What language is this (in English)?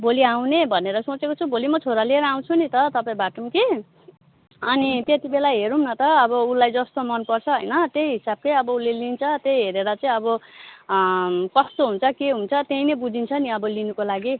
Nepali